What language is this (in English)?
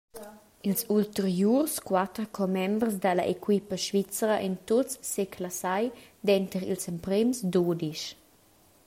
Romansh